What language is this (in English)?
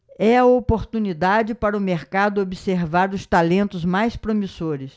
Portuguese